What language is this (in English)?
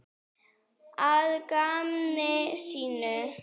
Icelandic